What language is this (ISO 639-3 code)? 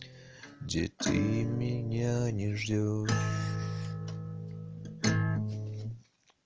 rus